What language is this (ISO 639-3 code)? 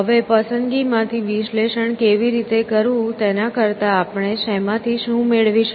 guj